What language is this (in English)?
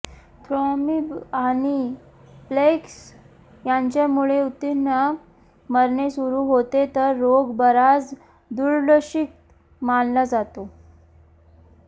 Marathi